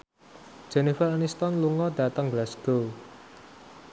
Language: Javanese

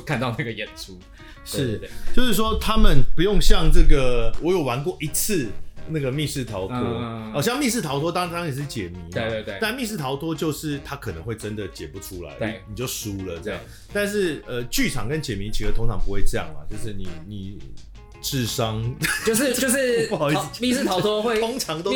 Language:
Chinese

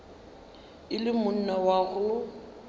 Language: Northern Sotho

